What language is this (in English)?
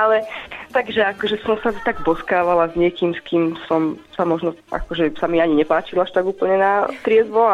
Slovak